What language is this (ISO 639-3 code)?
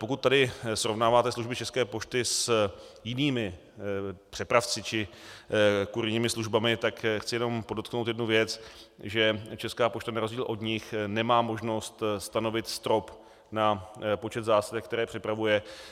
ces